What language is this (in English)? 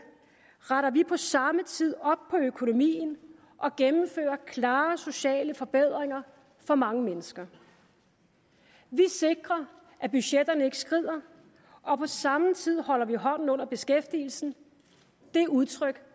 Danish